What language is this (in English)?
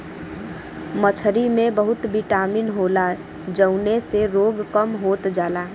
Bhojpuri